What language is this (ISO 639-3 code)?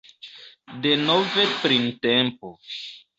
epo